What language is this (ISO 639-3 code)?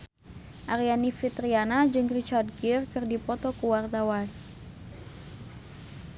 sun